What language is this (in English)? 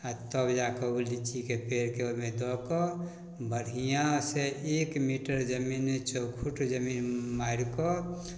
Maithili